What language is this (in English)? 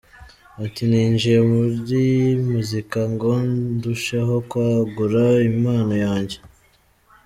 Kinyarwanda